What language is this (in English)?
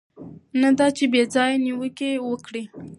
Pashto